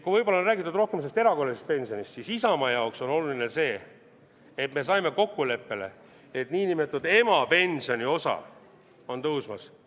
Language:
Estonian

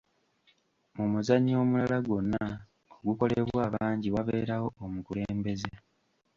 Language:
Ganda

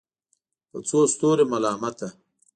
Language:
Pashto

